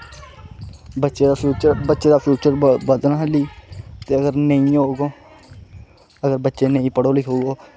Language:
Dogri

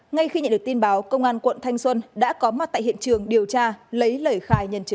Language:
Vietnamese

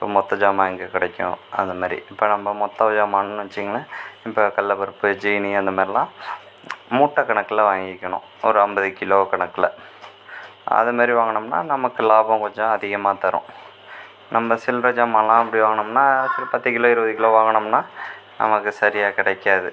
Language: Tamil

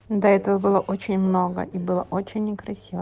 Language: Russian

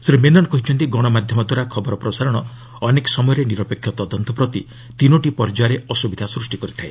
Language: Odia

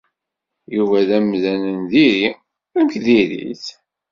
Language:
Kabyle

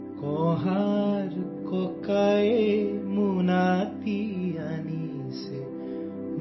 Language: Urdu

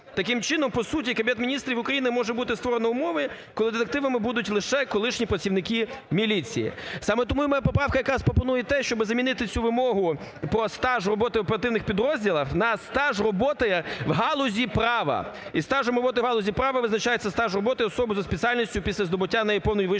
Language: Ukrainian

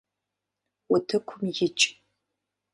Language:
Kabardian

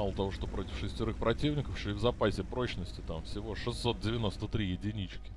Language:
Russian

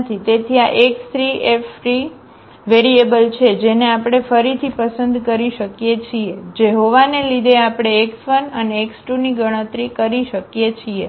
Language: Gujarati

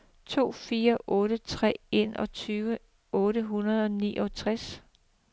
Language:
Danish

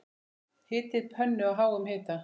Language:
Icelandic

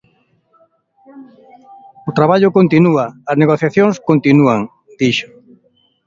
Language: Galician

